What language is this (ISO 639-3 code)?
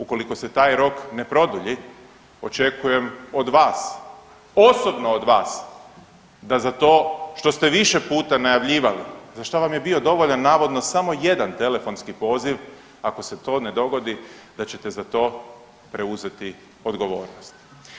hrv